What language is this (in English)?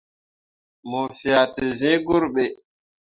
Mundang